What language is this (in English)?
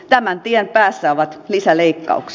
Finnish